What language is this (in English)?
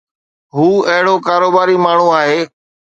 Sindhi